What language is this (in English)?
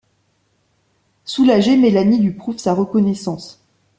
French